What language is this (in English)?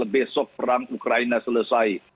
Indonesian